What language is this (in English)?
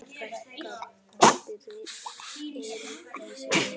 Icelandic